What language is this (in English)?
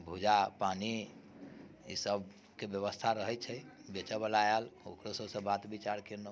Maithili